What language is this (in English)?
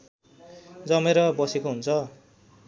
Nepali